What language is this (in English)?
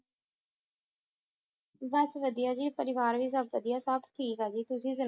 Punjabi